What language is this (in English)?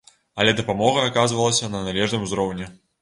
Belarusian